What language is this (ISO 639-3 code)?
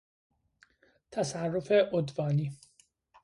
fas